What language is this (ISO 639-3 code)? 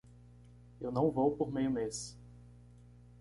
por